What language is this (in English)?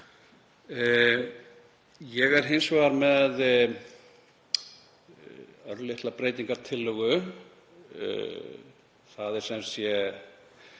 Icelandic